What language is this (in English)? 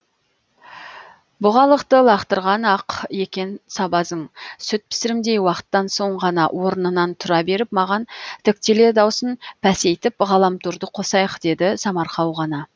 Kazakh